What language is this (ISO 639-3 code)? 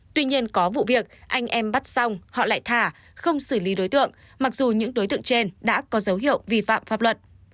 vie